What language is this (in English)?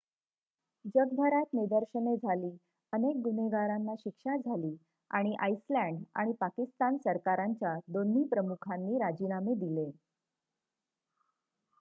Marathi